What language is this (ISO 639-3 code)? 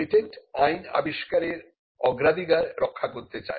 ben